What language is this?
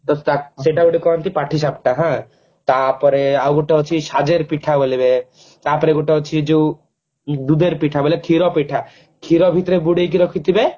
Odia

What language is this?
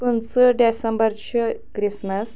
Kashmiri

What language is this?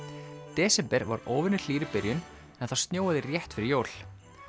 Icelandic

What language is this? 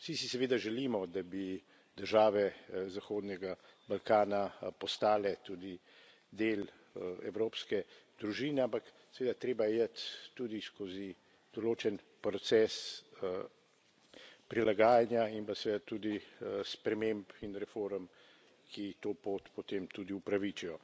Slovenian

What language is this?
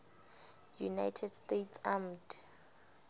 Southern Sotho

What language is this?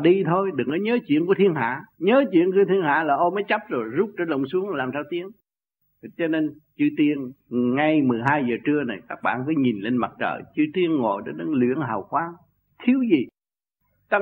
Vietnamese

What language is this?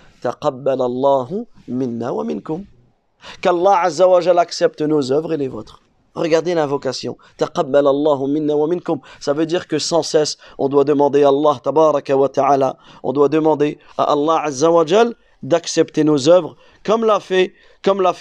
French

